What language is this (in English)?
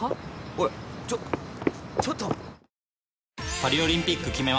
Japanese